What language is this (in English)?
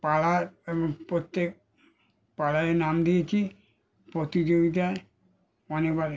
Bangla